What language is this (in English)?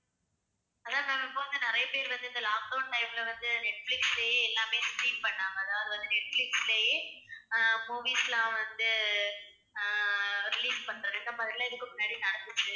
Tamil